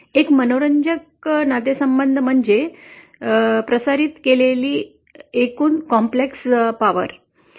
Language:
Marathi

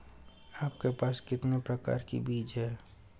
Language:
Hindi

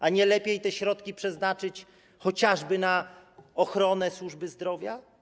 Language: Polish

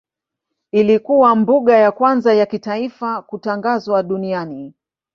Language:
Swahili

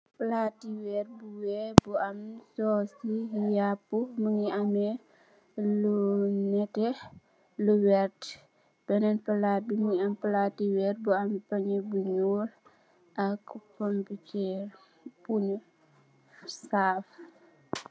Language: Wolof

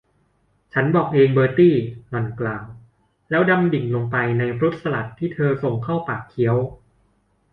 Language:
Thai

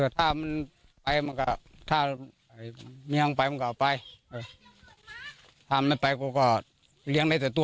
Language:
Thai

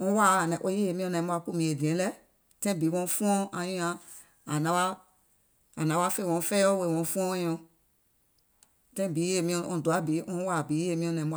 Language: Gola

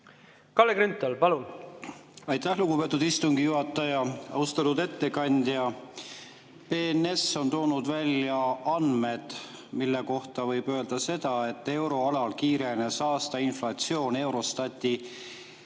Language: Estonian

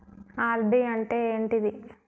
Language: Telugu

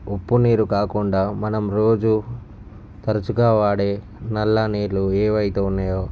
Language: Telugu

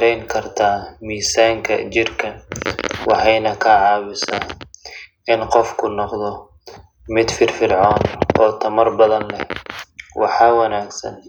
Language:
Somali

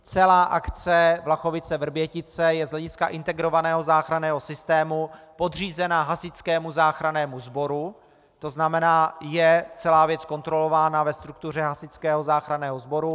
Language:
Czech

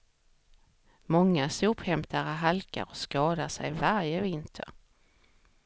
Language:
Swedish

